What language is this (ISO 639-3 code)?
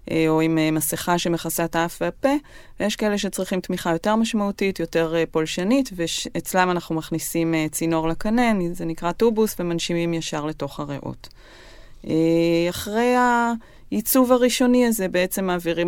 heb